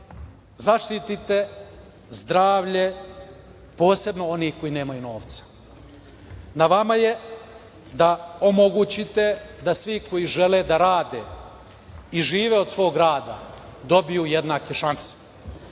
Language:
Serbian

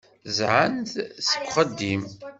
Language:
Kabyle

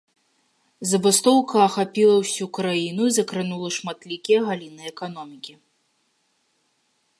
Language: Belarusian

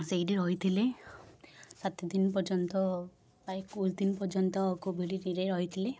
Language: Odia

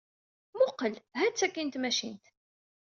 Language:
Kabyle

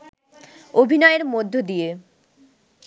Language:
Bangla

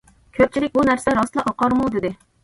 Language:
Uyghur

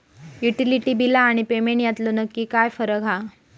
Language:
Marathi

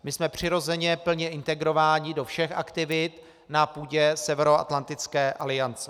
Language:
Czech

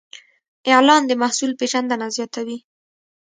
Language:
Pashto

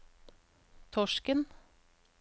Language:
Norwegian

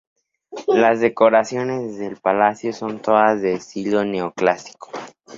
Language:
Spanish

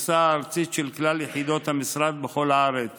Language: Hebrew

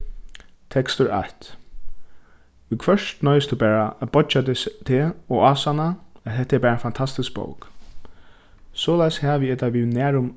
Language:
Faroese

